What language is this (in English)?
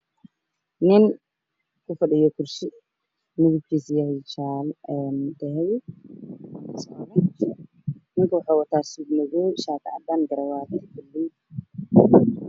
Somali